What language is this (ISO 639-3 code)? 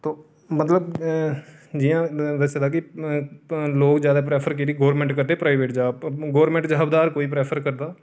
doi